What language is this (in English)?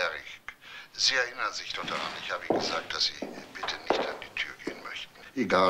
German